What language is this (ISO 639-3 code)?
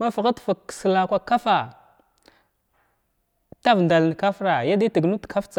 glw